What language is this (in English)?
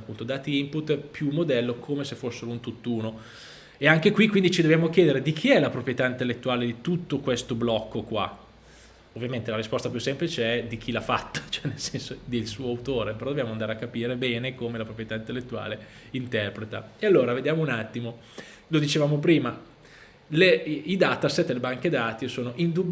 Italian